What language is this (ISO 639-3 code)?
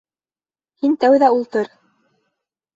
bak